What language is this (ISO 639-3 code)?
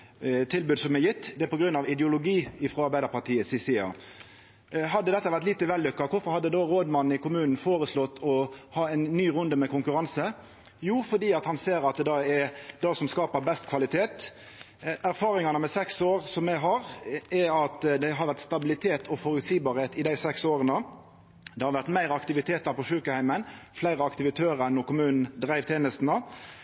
nno